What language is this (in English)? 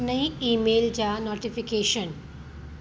Sindhi